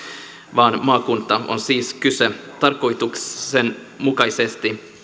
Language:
Finnish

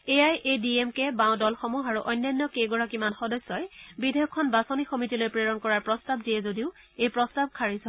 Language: Assamese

